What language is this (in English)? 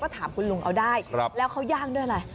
Thai